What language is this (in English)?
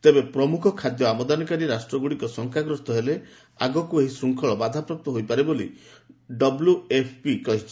Odia